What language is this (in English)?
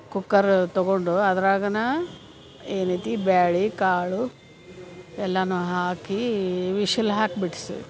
Kannada